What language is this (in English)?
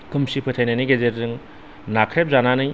Bodo